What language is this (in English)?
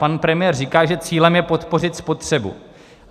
Czech